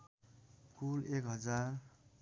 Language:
Nepali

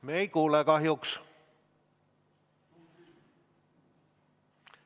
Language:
Estonian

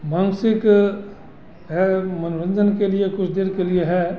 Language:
Hindi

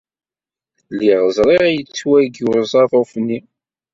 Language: Kabyle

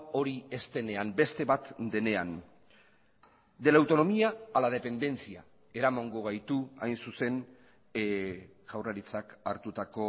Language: Basque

